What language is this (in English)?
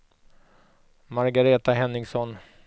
Swedish